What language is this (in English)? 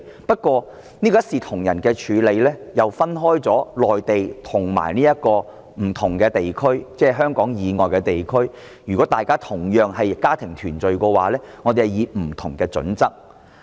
Cantonese